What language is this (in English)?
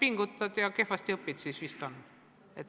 Estonian